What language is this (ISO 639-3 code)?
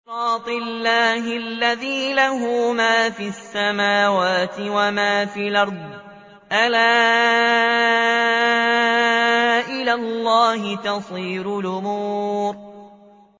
ara